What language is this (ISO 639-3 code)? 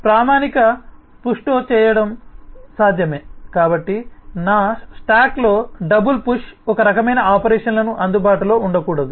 tel